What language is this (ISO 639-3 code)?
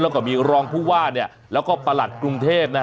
tha